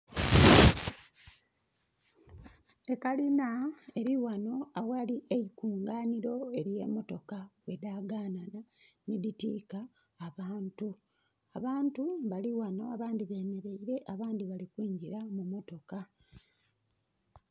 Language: Soga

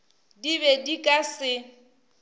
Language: Northern Sotho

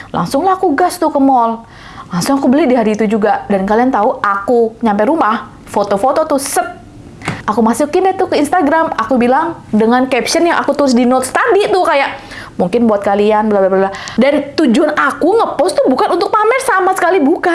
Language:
Indonesian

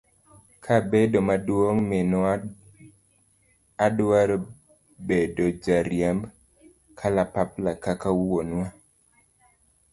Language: Luo (Kenya and Tanzania)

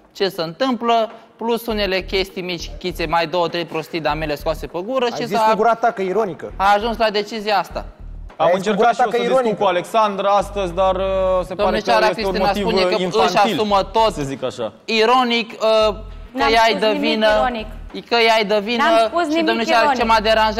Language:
Romanian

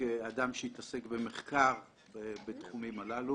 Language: Hebrew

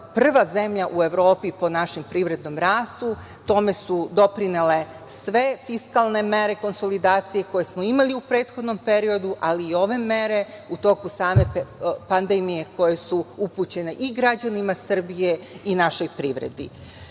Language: Serbian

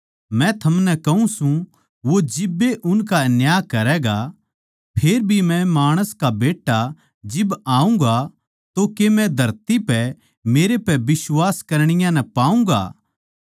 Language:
Haryanvi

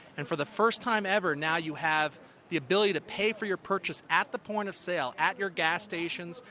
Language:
English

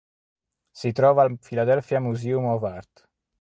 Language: Italian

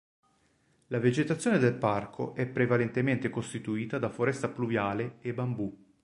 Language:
Italian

